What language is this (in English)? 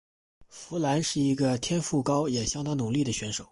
Chinese